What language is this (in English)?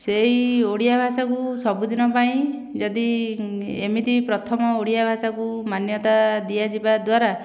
Odia